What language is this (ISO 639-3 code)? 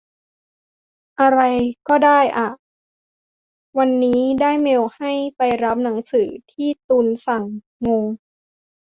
tha